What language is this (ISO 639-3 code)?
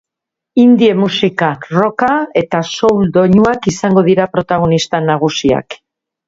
eus